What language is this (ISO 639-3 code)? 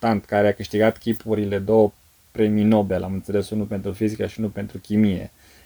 ron